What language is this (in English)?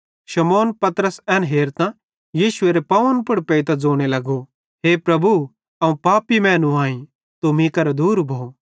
Bhadrawahi